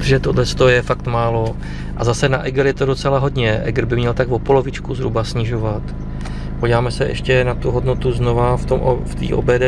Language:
Czech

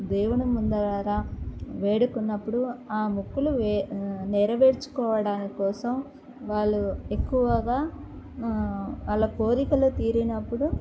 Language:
Telugu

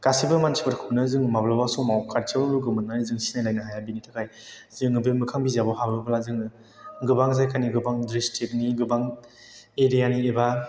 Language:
Bodo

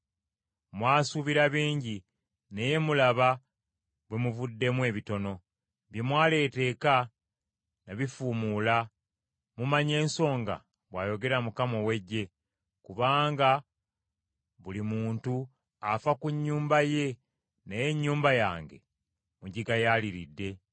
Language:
Ganda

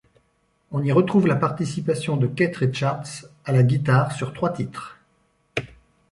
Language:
French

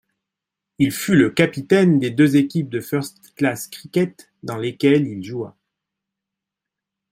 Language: French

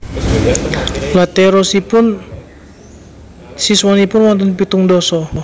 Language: Javanese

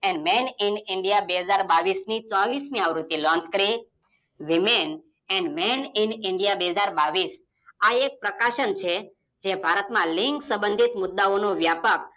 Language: Gujarati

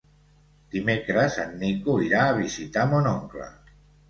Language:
Catalan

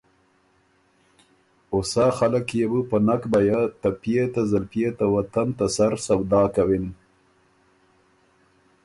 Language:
Ormuri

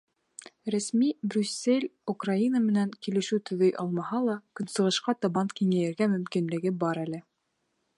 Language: Bashkir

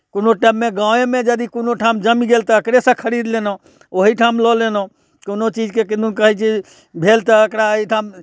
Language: Maithili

